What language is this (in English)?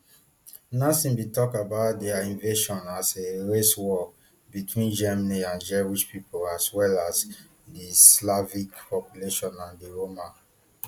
Nigerian Pidgin